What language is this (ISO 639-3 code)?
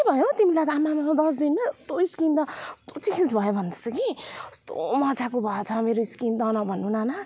nep